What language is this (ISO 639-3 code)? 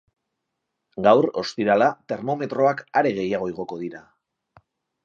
eus